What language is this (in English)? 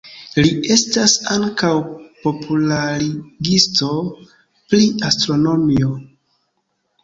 Esperanto